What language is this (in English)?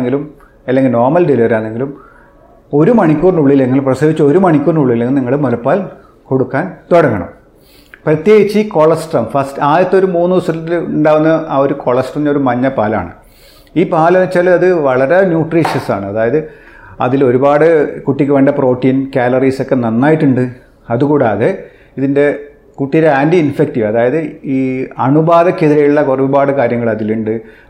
Malayalam